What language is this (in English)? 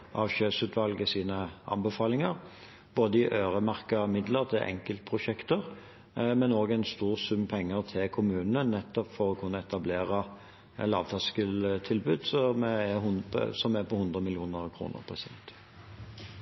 Norwegian Bokmål